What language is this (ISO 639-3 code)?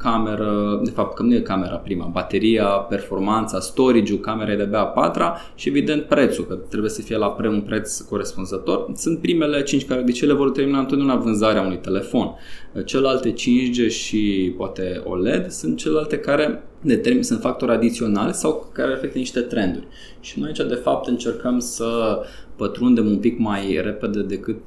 ron